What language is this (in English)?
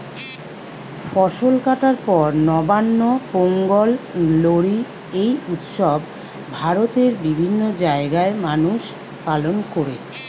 Bangla